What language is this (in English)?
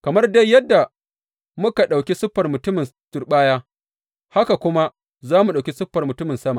Hausa